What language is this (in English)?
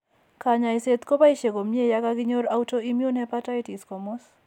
Kalenjin